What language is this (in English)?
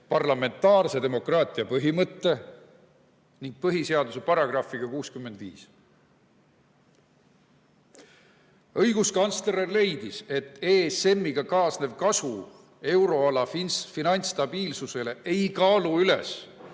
Estonian